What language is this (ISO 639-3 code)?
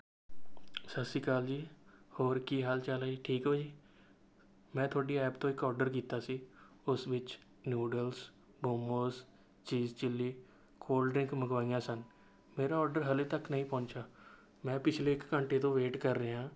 pan